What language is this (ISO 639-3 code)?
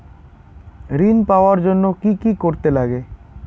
ben